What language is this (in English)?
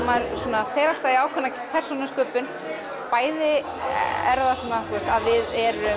Icelandic